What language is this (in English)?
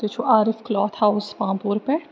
Kashmiri